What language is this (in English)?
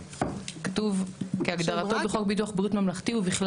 Hebrew